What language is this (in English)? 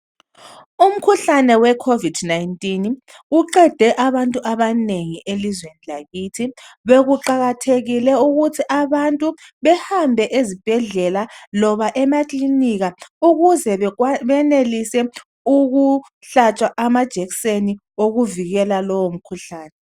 North Ndebele